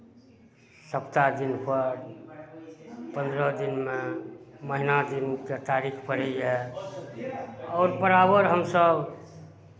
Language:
Maithili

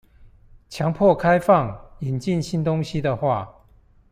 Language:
Chinese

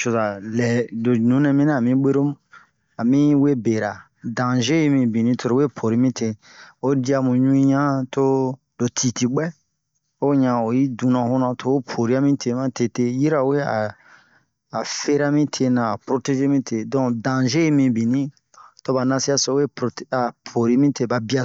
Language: Bomu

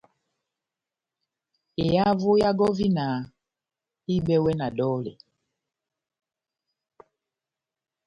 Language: Batanga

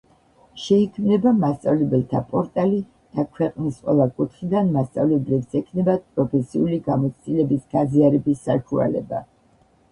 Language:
Georgian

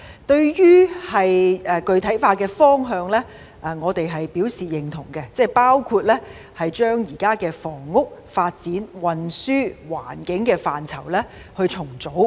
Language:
Cantonese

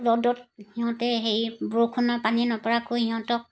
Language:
Assamese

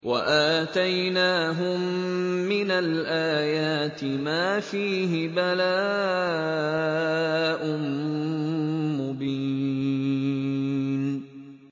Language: Arabic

